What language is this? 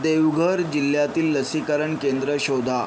Marathi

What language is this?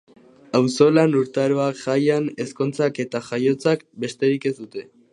Basque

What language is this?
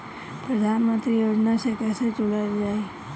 Bhojpuri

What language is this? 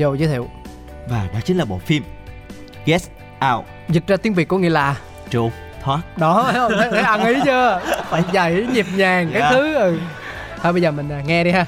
Vietnamese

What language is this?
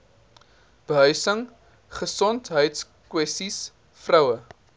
Afrikaans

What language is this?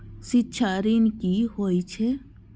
Maithili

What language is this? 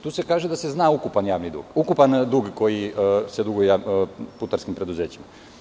Serbian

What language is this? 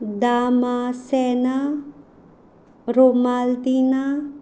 Konkani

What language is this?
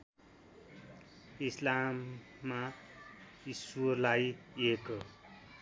Nepali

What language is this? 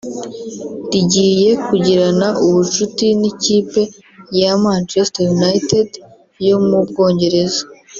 Kinyarwanda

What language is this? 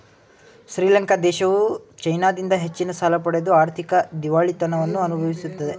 Kannada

